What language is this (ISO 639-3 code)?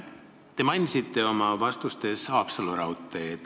est